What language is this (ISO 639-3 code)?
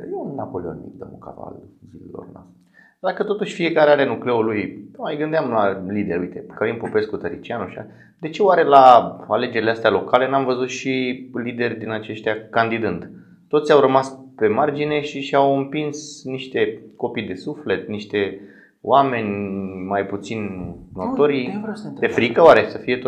ron